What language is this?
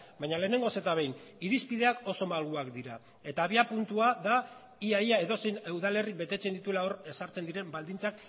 Basque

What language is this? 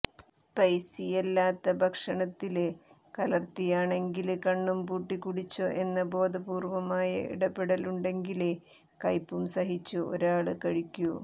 Malayalam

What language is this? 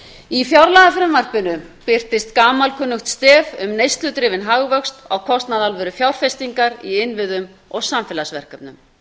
Icelandic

